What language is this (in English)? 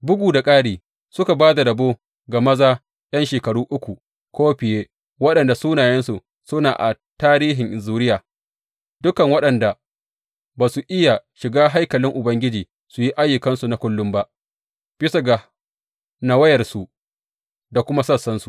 Hausa